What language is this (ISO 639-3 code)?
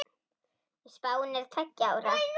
isl